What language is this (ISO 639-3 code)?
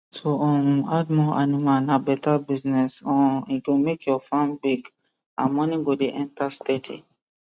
pcm